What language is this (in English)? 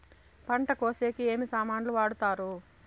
Telugu